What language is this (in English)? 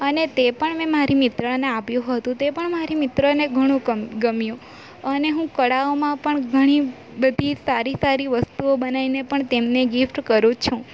Gujarati